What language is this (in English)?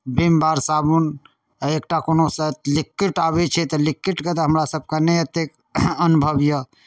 Maithili